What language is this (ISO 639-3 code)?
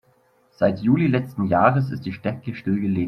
deu